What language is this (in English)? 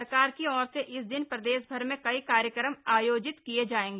Hindi